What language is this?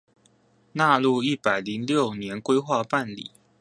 Chinese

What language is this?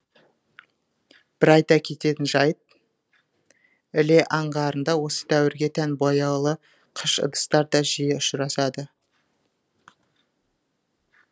Kazakh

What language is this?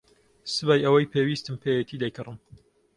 Central Kurdish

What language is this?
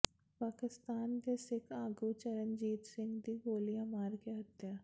Punjabi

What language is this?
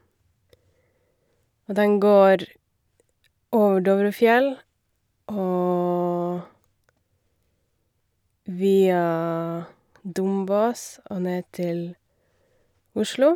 Norwegian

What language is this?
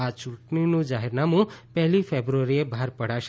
Gujarati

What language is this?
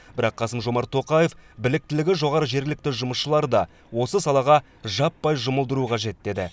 Kazakh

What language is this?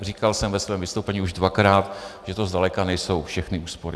Czech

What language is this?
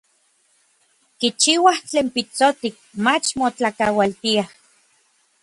Orizaba Nahuatl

